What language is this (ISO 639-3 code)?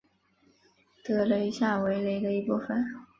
zho